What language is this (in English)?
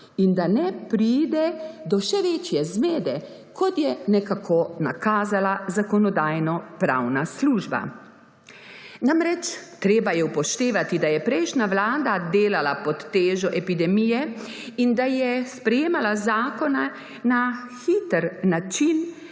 Slovenian